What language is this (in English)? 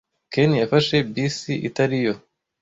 Kinyarwanda